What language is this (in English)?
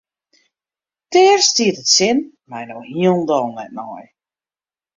Western Frisian